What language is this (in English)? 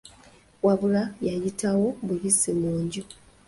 Ganda